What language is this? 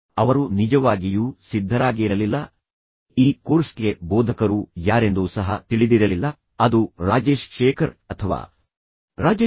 Kannada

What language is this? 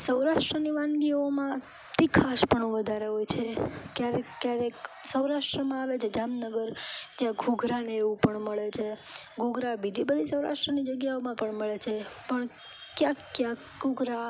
Gujarati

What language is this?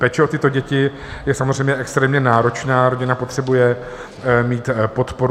Czech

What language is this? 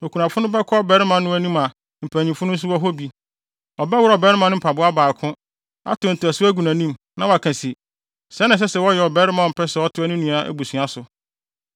Akan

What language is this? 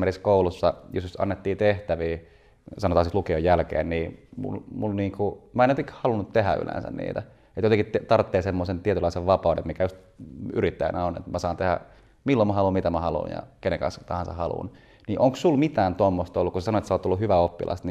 Finnish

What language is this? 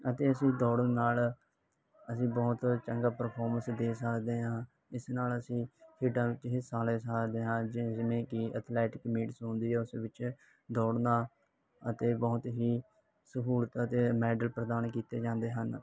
Punjabi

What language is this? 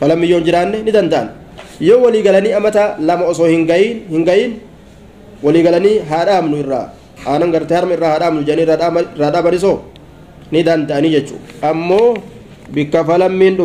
Arabic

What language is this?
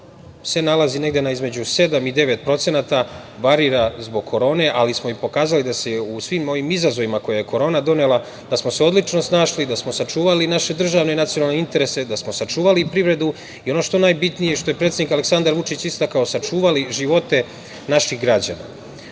Serbian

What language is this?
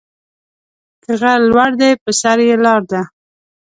Pashto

